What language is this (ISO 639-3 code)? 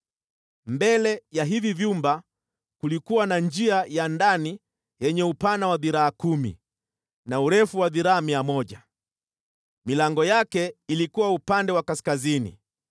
swa